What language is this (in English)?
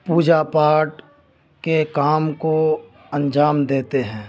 Urdu